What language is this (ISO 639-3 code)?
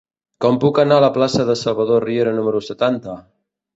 cat